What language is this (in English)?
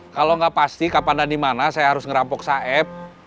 Indonesian